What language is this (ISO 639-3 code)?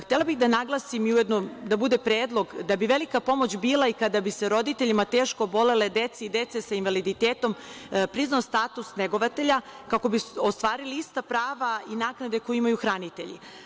srp